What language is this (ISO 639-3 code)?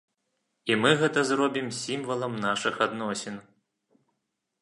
bel